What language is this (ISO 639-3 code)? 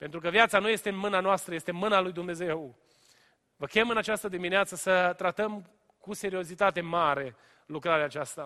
ron